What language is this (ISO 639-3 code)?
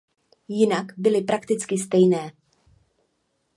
ces